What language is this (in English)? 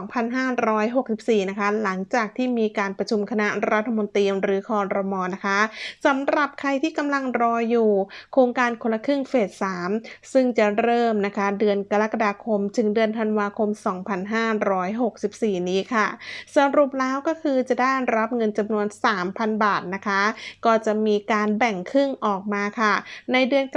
Thai